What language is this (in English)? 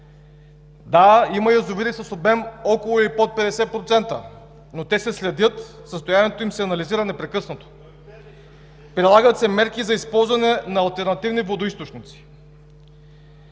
Bulgarian